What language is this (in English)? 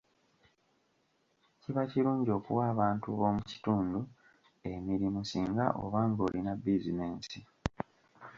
Ganda